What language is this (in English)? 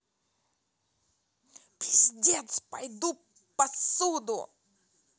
Russian